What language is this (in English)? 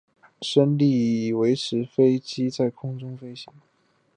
Chinese